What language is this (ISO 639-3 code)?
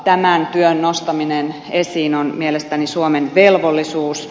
fin